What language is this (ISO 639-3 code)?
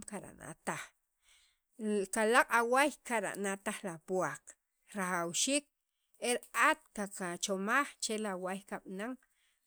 quv